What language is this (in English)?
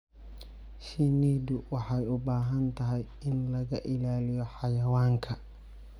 Somali